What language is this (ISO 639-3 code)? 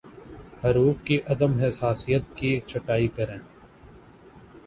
urd